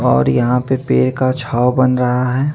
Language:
Hindi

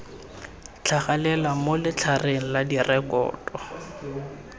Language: Tswana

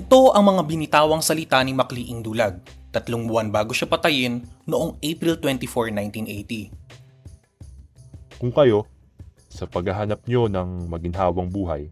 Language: Filipino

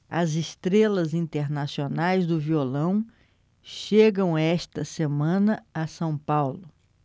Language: Portuguese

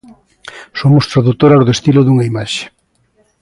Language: Galician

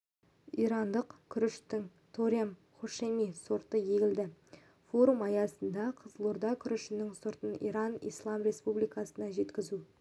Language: Kazakh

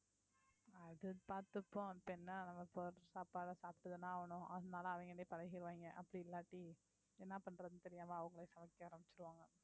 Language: Tamil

